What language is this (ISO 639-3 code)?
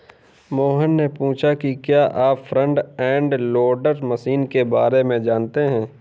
hin